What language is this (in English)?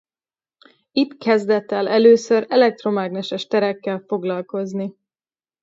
Hungarian